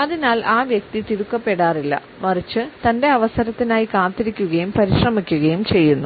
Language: Malayalam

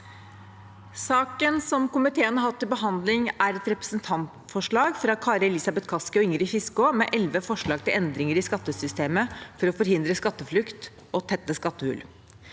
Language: Norwegian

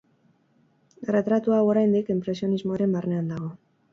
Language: Basque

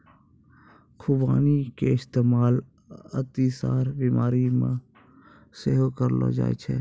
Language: Maithili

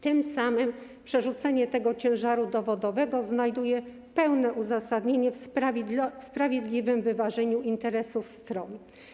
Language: Polish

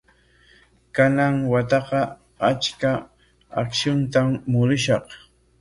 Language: Corongo Ancash Quechua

